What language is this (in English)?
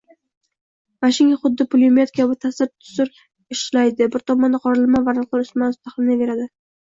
Uzbek